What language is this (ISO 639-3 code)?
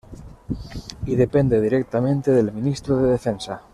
spa